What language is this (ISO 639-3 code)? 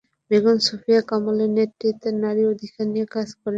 ben